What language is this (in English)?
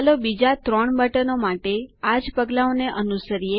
Gujarati